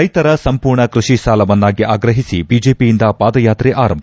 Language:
Kannada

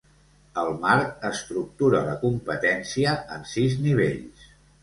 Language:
Catalan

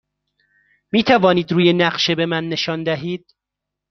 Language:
Persian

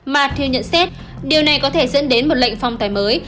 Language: Vietnamese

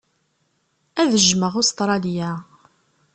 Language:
Kabyle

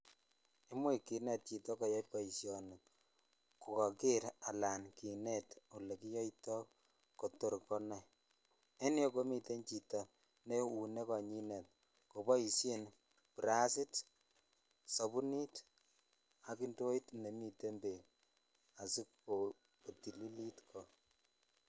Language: Kalenjin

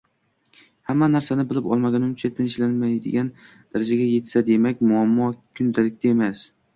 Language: Uzbek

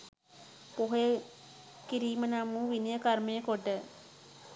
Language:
Sinhala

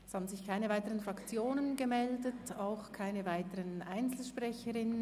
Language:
Swiss German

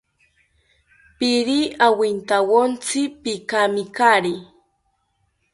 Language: South Ucayali Ashéninka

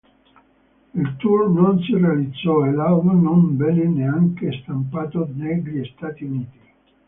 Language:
Italian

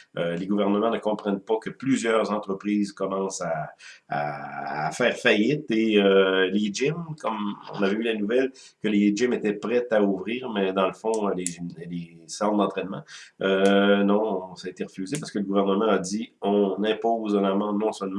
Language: French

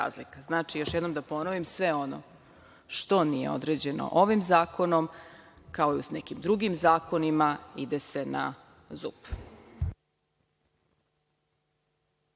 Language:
Serbian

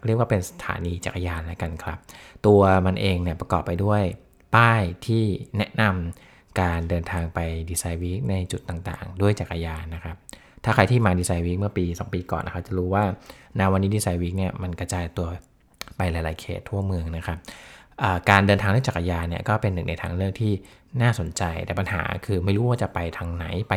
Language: Thai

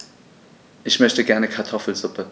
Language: German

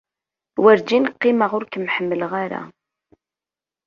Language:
Kabyle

